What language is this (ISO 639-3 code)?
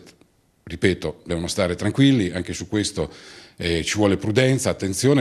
ita